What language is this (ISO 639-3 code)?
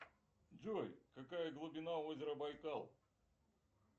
rus